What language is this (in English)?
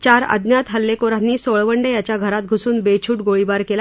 Marathi